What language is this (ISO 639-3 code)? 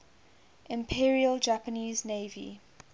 eng